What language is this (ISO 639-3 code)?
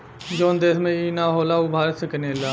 bho